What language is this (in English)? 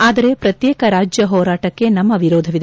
Kannada